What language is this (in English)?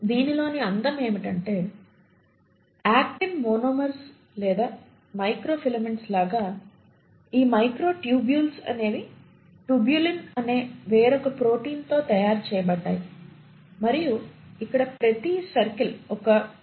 Telugu